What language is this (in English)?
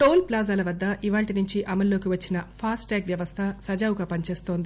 Telugu